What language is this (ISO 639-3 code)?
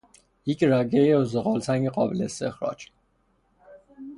fas